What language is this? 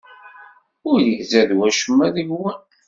Kabyle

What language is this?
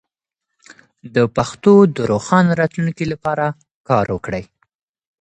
Pashto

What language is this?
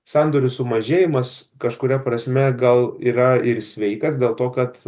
Lithuanian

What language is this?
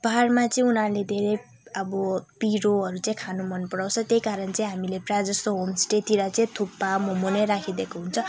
Nepali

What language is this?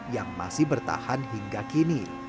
Indonesian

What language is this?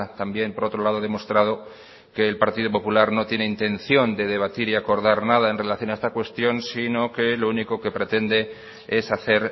Spanish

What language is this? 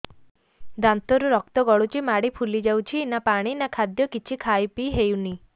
Odia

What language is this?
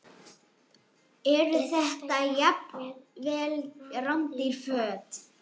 Icelandic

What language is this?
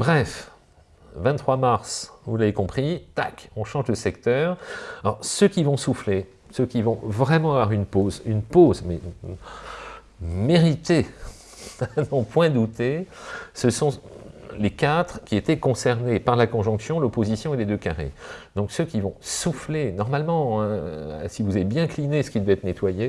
French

